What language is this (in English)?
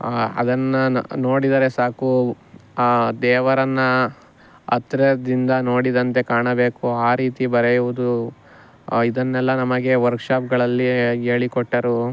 Kannada